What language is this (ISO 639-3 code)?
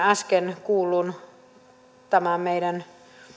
fin